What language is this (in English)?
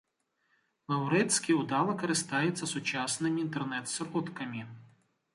Belarusian